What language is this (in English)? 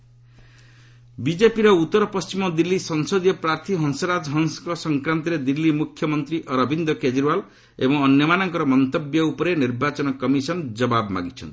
Odia